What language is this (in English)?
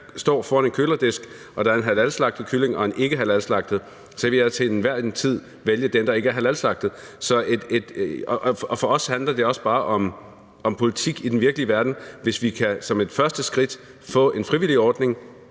Danish